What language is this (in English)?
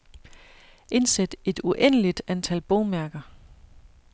Danish